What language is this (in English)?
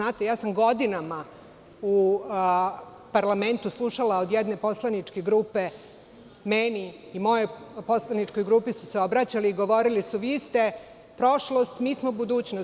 Serbian